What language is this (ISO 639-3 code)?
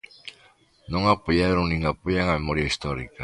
glg